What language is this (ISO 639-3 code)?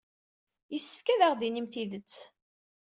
kab